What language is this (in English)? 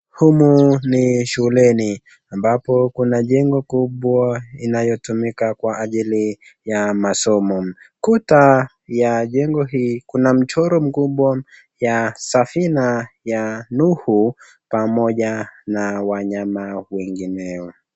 Swahili